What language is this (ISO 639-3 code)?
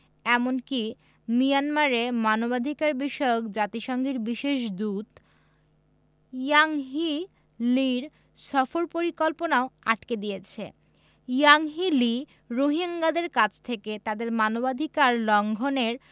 ben